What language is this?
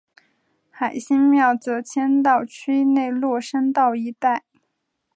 Chinese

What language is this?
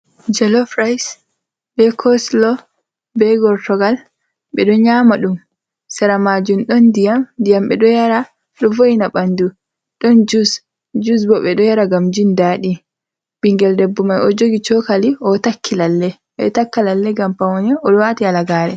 Fula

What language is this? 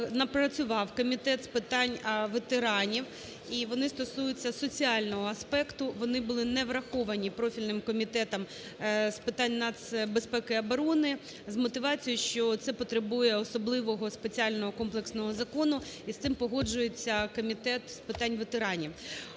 Ukrainian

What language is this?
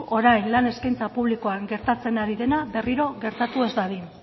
Basque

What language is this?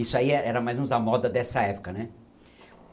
Portuguese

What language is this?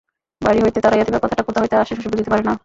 Bangla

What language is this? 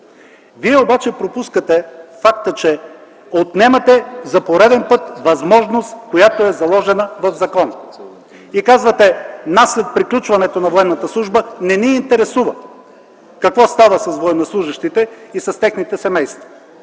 Bulgarian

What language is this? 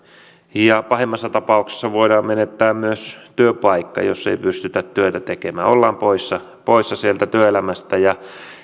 Finnish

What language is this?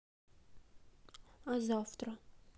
Russian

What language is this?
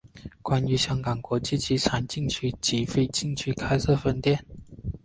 Chinese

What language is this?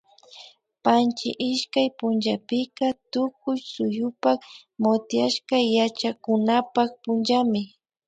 Imbabura Highland Quichua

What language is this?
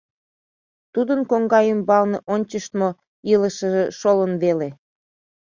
Mari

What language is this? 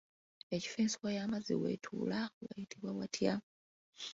Ganda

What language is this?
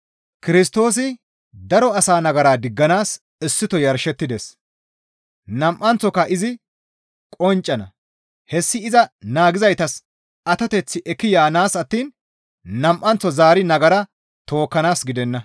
Gamo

